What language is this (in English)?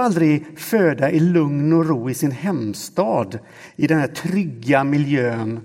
Swedish